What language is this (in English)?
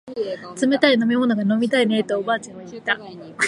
Japanese